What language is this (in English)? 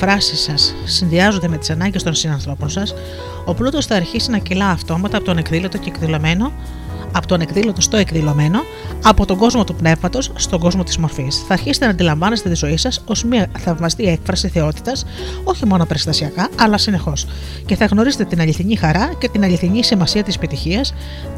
Greek